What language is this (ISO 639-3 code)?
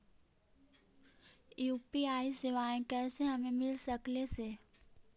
mag